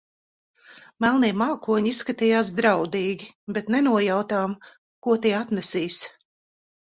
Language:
Latvian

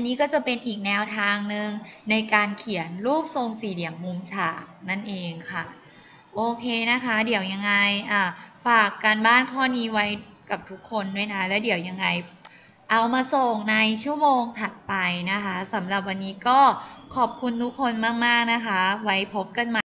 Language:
Thai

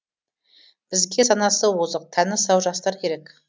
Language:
Kazakh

